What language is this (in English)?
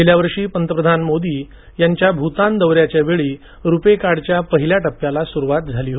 Marathi